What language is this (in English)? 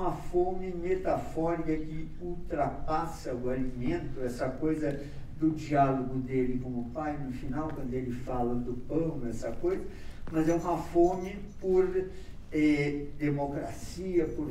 Portuguese